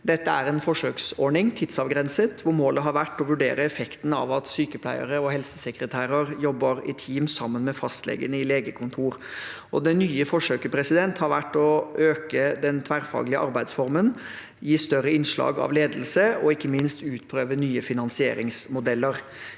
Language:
Norwegian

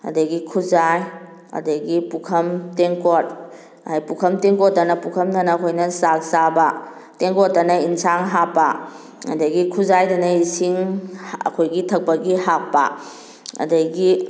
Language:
Manipuri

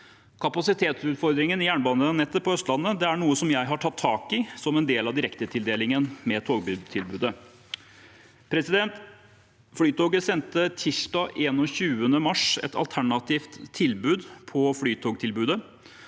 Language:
Norwegian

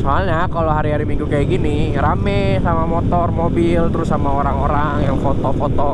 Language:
Indonesian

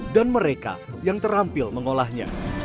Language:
Indonesian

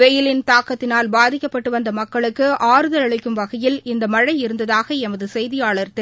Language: Tamil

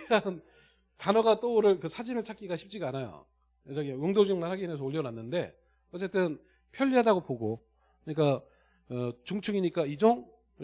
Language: Korean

